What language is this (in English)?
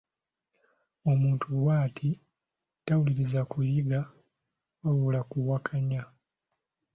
Ganda